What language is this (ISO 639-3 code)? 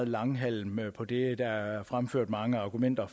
dan